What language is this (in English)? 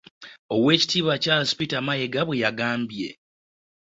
Ganda